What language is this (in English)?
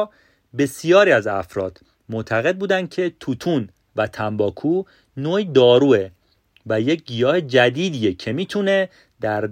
Persian